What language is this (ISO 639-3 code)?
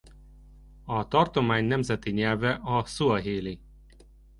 hun